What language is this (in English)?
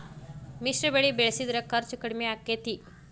Kannada